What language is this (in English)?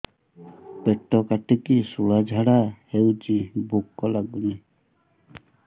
Odia